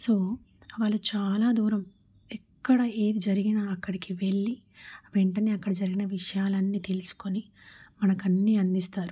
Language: Telugu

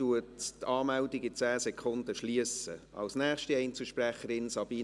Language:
Swiss German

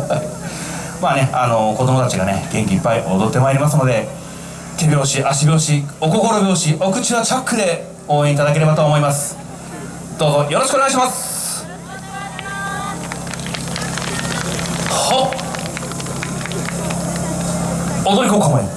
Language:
Japanese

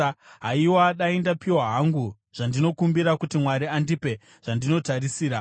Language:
Shona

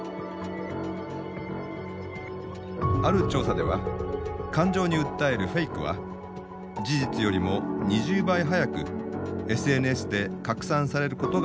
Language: Japanese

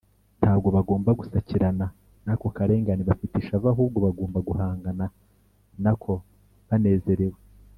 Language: Kinyarwanda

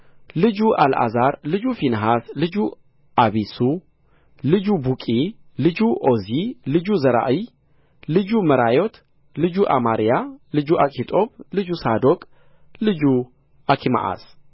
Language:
Amharic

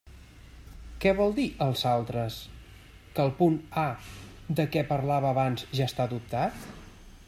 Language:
Catalan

